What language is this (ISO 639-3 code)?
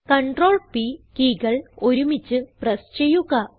mal